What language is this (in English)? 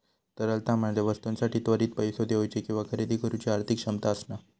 Marathi